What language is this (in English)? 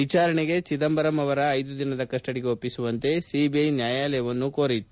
Kannada